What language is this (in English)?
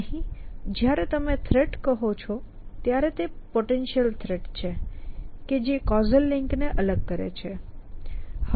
Gujarati